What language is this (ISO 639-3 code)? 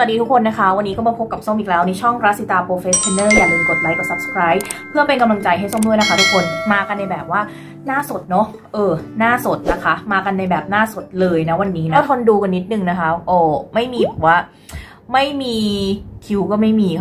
tha